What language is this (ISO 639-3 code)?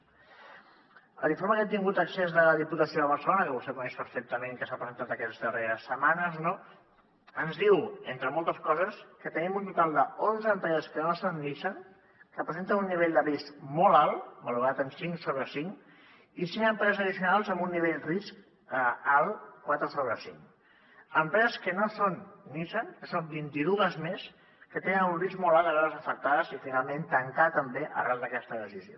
cat